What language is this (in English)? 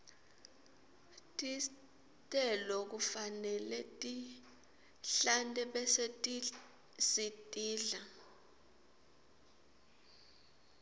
Swati